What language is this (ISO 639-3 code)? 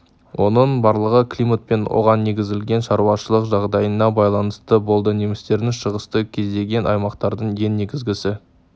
kaz